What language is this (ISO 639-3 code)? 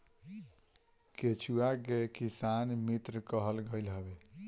bho